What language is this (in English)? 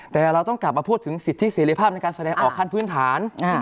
Thai